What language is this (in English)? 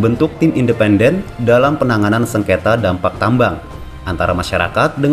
Indonesian